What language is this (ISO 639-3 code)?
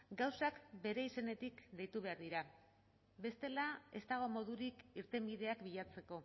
eus